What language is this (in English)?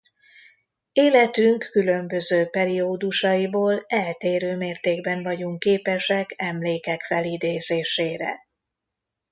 Hungarian